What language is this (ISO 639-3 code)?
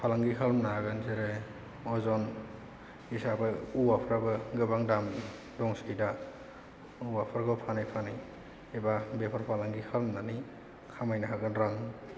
brx